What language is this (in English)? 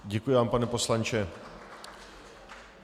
Czech